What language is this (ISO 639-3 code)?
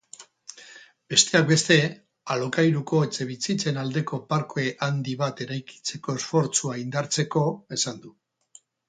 eus